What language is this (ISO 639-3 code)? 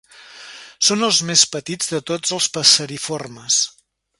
cat